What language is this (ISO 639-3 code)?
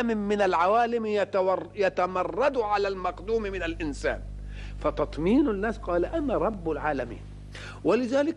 ara